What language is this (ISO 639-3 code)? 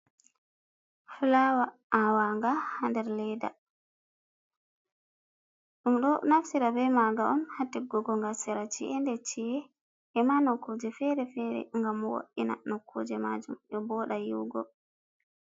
ful